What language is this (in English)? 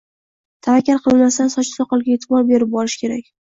Uzbek